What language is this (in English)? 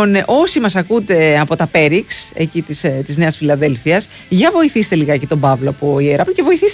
Greek